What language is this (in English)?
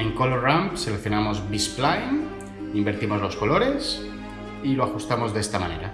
Spanish